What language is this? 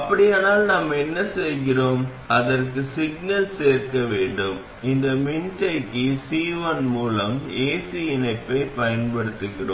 Tamil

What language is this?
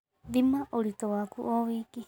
Kikuyu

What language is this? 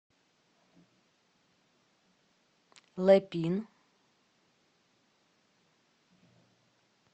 Russian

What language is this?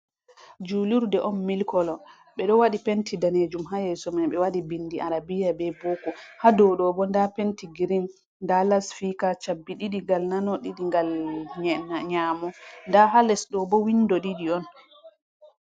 Fula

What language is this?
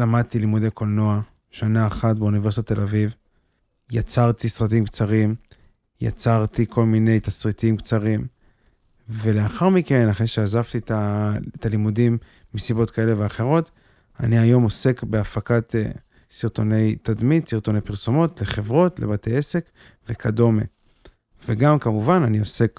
Hebrew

